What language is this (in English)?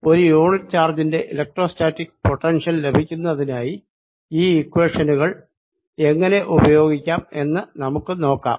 Malayalam